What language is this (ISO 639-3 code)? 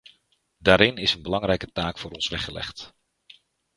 nld